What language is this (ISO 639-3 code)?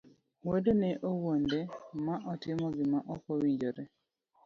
luo